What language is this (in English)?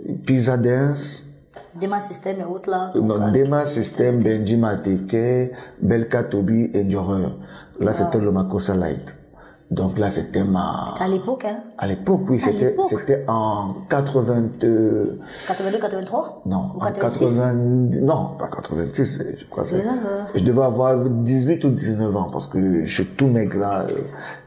French